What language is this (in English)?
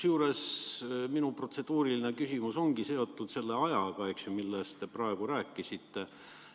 Estonian